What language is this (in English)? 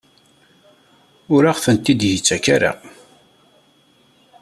Kabyle